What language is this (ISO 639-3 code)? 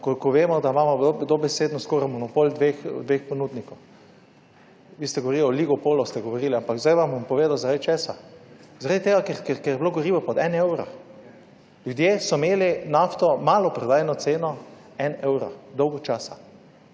slv